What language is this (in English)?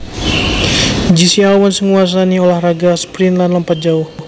Javanese